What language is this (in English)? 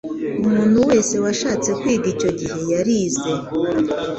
Kinyarwanda